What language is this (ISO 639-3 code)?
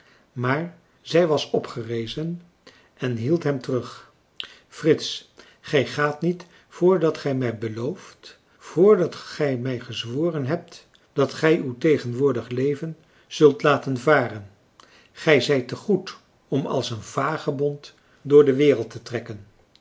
nld